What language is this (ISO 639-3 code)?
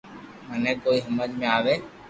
lrk